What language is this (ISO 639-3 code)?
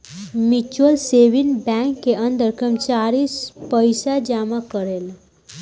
bho